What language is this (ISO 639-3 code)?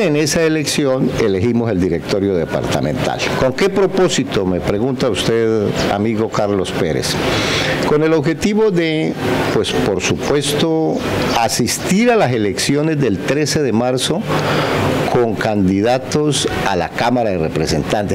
spa